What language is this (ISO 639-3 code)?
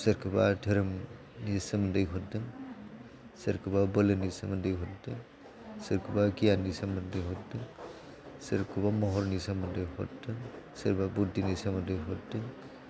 brx